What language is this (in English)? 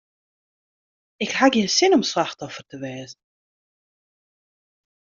Western Frisian